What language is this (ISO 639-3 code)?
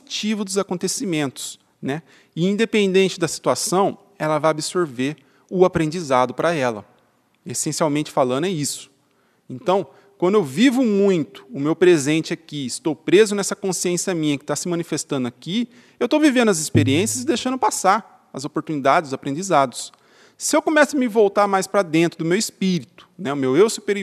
por